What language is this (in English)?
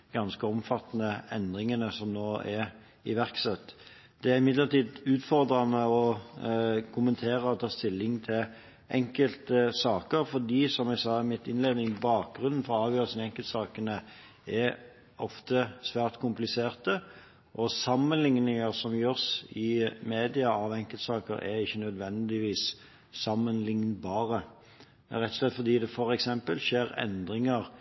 Norwegian Bokmål